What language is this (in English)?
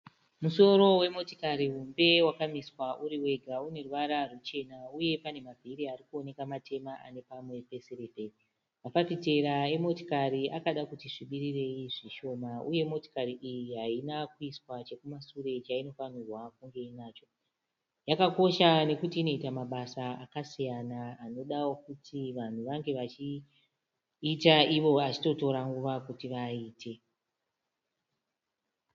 Shona